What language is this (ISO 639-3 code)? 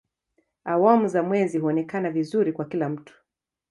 swa